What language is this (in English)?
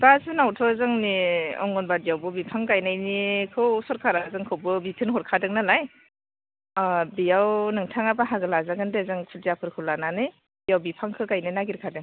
Bodo